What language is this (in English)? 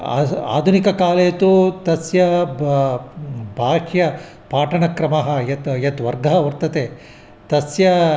Sanskrit